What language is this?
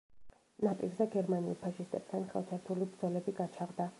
Georgian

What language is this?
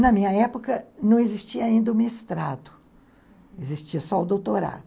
Portuguese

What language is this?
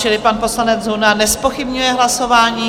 Czech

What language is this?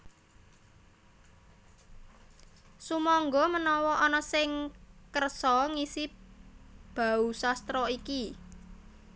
Javanese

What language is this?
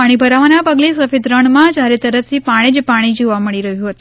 Gujarati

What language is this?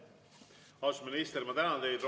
Estonian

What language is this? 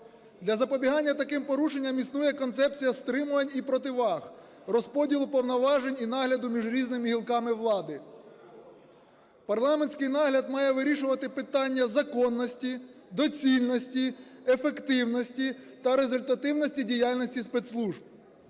Ukrainian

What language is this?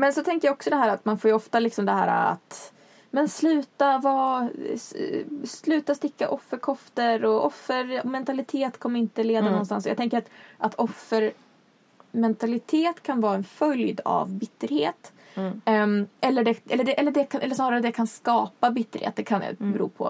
Swedish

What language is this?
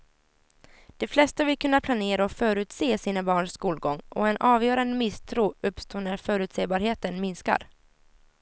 Swedish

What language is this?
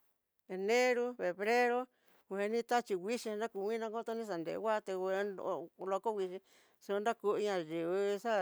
Tidaá Mixtec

